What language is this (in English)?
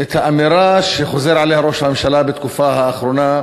Hebrew